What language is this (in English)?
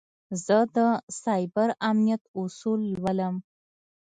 Pashto